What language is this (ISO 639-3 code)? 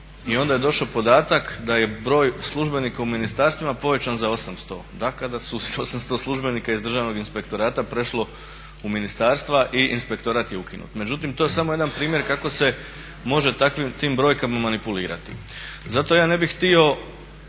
hrv